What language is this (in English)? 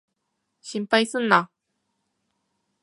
Japanese